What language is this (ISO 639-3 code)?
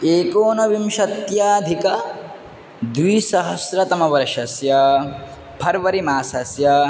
san